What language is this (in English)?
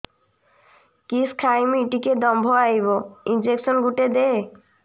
Odia